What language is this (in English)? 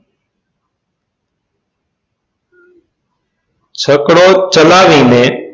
Gujarati